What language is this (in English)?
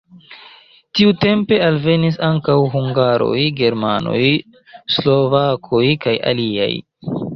Esperanto